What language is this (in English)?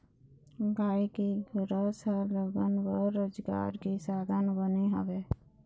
Chhattisgarhi